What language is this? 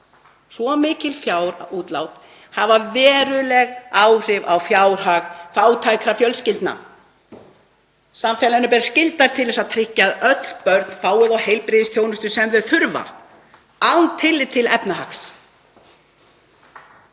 Icelandic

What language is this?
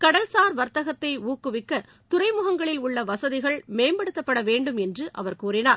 Tamil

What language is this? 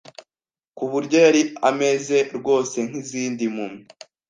Kinyarwanda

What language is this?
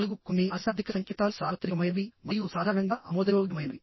Telugu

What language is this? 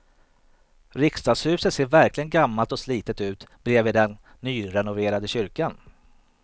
Swedish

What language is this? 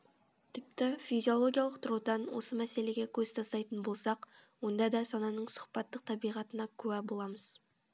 Kazakh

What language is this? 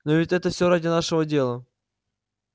Russian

